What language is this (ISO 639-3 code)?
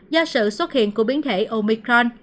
vie